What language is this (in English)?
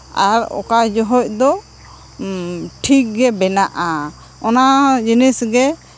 Santali